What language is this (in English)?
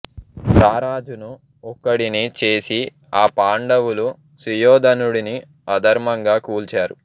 Telugu